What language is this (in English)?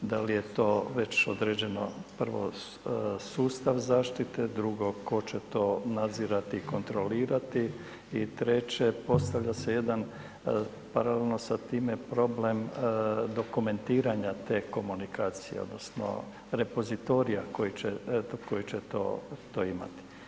Croatian